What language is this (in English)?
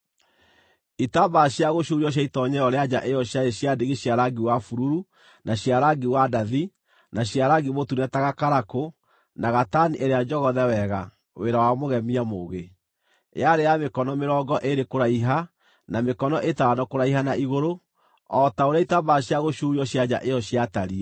Kikuyu